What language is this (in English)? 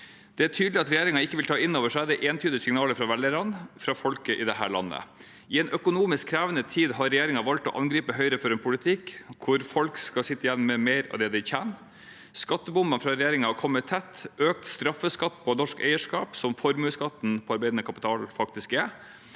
Norwegian